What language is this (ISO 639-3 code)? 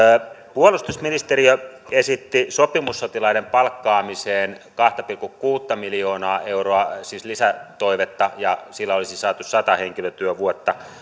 fin